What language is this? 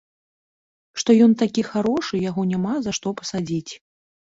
Belarusian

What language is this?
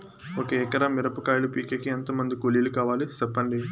Telugu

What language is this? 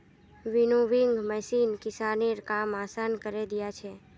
Magahi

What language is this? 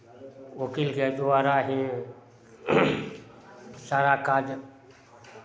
Maithili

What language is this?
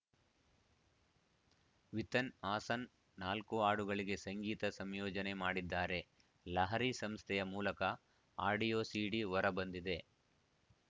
Kannada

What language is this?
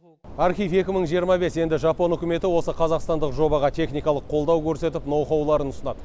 Kazakh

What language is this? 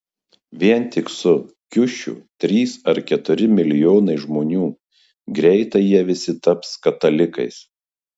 Lithuanian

